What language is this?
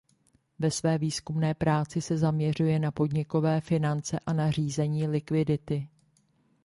Czech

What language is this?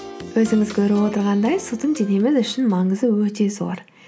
Kazakh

